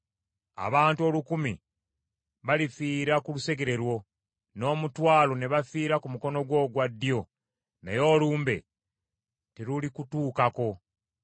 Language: Ganda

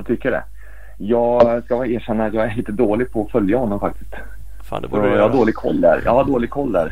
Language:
Swedish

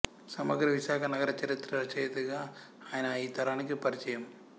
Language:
Telugu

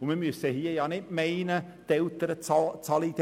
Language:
Swiss German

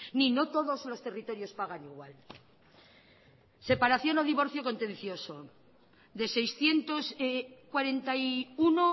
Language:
Spanish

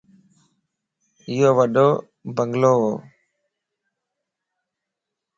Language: Lasi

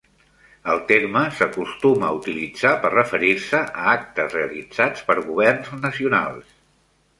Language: Catalan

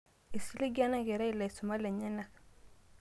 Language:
Masai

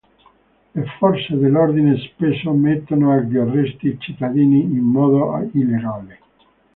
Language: Italian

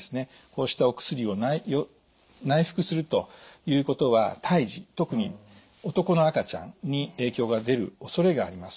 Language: Japanese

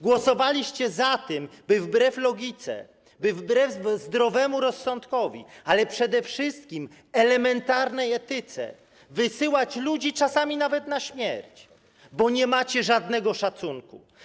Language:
Polish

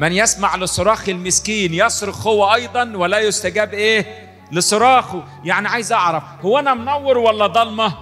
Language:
Arabic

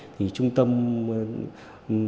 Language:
Vietnamese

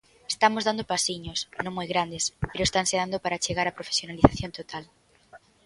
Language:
Galician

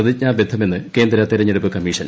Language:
Malayalam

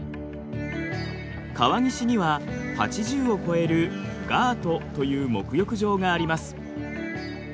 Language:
Japanese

